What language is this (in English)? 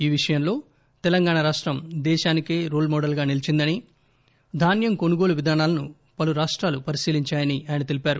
Telugu